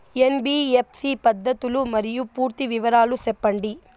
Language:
Telugu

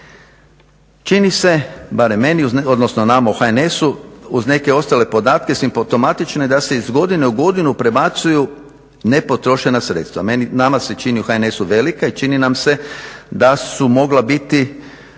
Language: Croatian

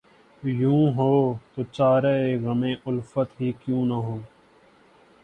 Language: Urdu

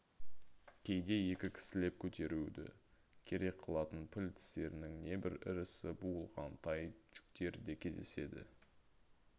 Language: Kazakh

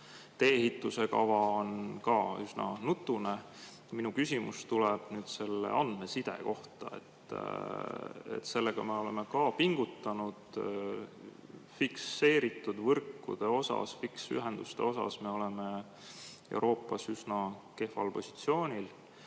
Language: Estonian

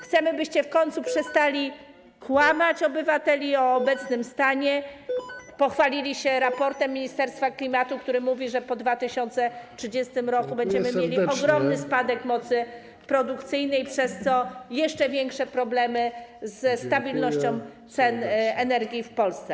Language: Polish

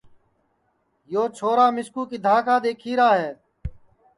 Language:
Sansi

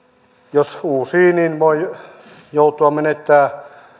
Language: Finnish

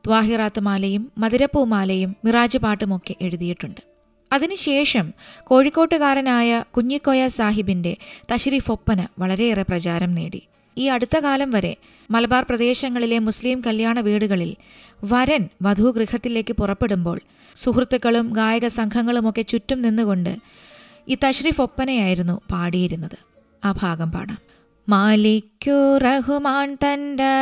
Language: Malayalam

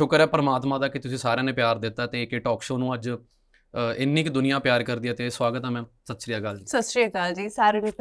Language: Punjabi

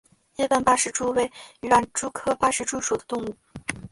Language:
Chinese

